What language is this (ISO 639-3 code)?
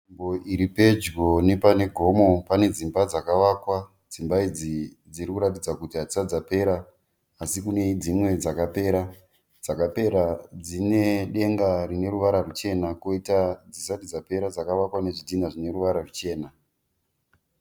sna